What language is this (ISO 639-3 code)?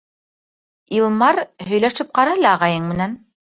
bak